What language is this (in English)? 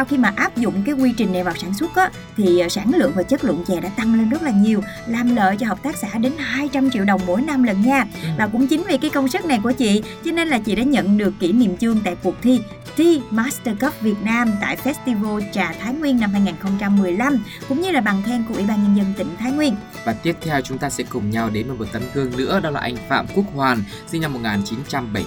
Vietnamese